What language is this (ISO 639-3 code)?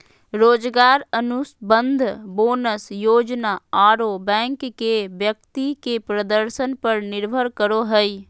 mag